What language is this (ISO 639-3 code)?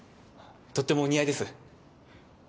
jpn